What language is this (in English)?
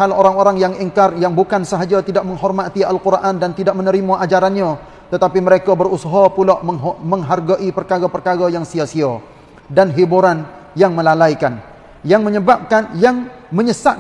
Malay